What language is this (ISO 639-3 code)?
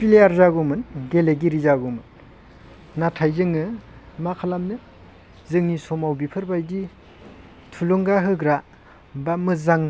brx